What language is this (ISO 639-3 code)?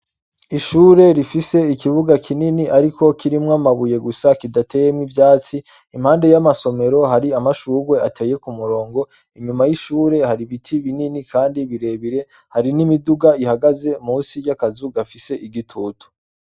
run